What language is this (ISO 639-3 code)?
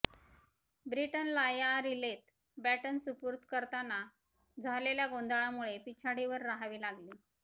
mar